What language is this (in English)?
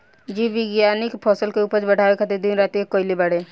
Bhojpuri